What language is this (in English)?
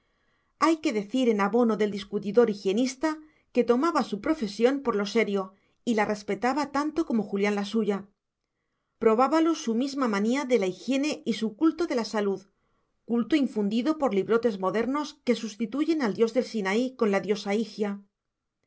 Spanish